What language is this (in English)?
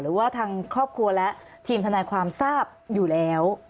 Thai